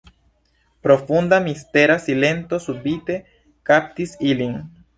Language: Esperanto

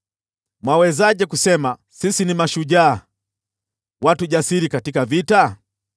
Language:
Swahili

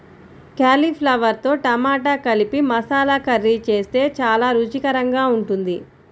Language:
Telugu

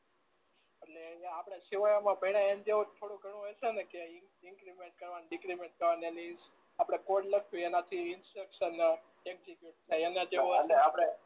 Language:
Gujarati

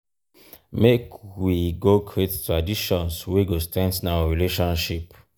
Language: Nigerian Pidgin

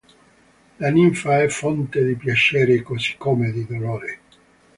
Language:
Italian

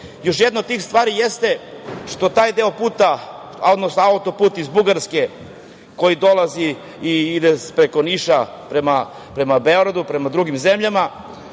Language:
Serbian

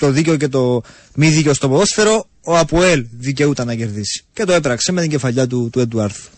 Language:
Greek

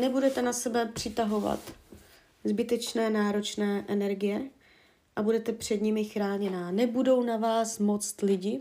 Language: Czech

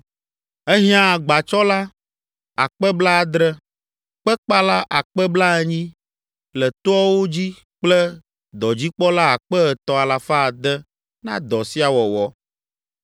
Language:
Ewe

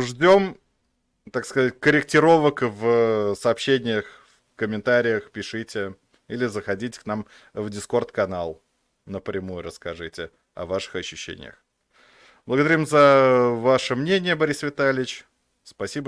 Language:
Russian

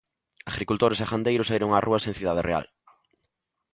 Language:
Galician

